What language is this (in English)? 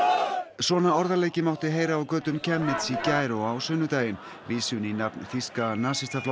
Icelandic